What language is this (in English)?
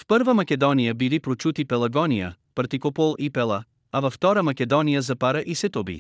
Bulgarian